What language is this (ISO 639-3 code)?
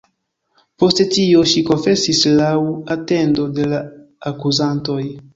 epo